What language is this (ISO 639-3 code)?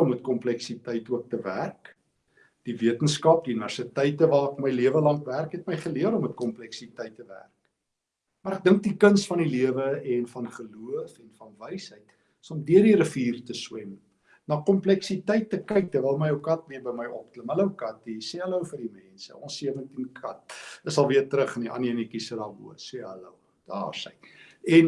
nld